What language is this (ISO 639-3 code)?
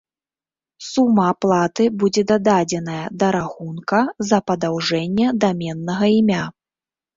bel